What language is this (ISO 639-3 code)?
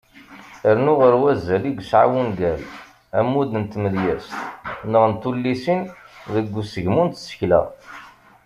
kab